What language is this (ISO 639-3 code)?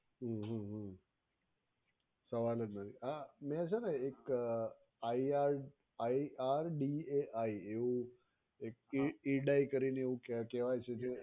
guj